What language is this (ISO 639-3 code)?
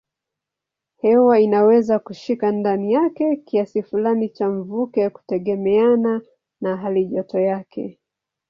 swa